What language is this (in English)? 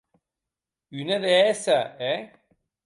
Occitan